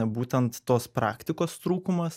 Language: Lithuanian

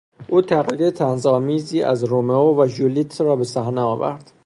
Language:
Persian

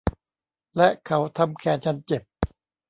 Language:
Thai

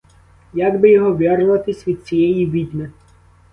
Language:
Ukrainian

